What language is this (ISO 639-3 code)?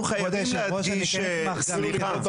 heb